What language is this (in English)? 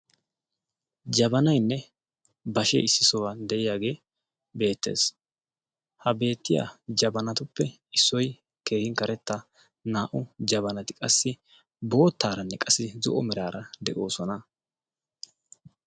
Wolaytta